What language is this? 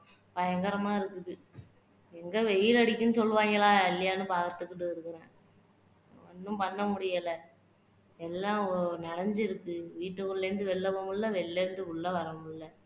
Tamil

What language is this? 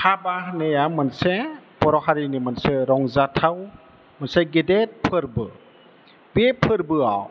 Bodo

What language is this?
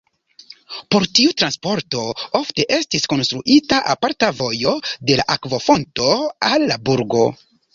Esperanto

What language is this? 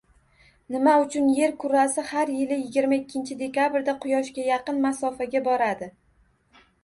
Uzbek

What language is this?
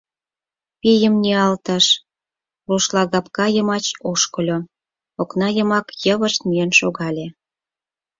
Mari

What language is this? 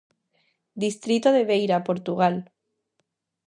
Galician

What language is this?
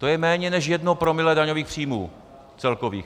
Czech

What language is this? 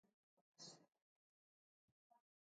Basque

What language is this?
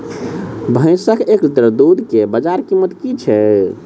Maithili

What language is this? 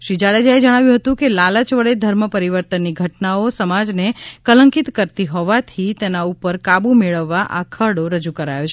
Gujarati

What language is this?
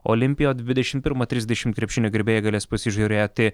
Lithuanian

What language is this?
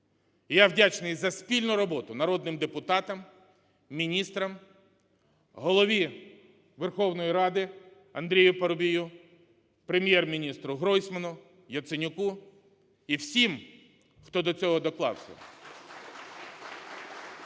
Ukrainian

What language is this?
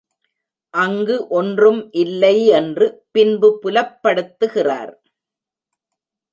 Tamil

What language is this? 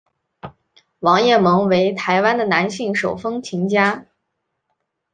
Chinese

